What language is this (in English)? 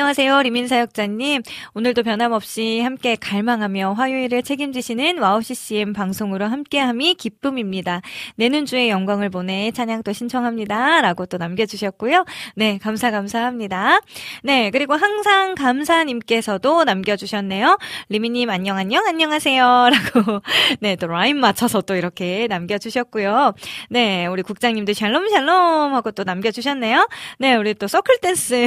Korean